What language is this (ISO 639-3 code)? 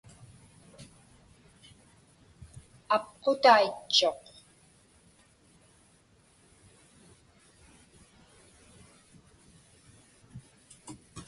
ipk